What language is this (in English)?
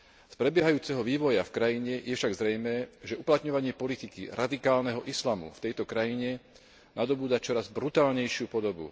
Slovak